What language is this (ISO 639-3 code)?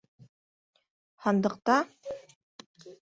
bak